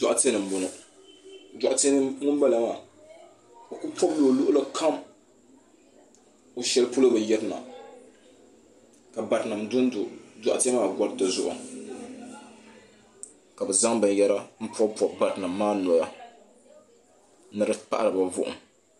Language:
Dagbani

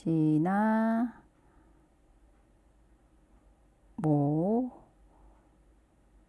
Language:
Korean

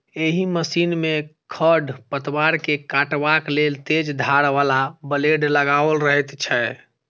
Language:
Maithili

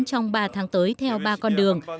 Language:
Vietnamese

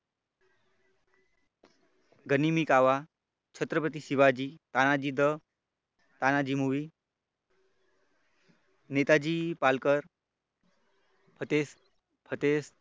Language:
Marathi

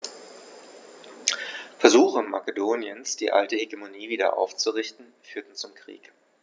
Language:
German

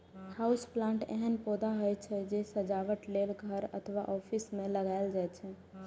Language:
Maithili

